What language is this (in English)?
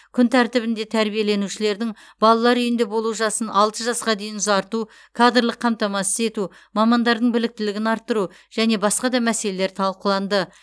Kazakh